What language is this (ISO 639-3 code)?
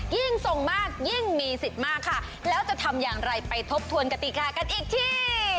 tha